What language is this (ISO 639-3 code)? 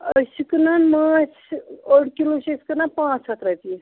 kas